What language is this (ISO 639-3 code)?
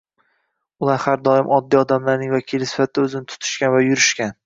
uzb